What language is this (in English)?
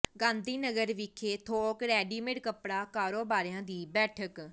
Punjabi